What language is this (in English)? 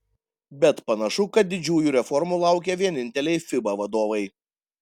Lithuanian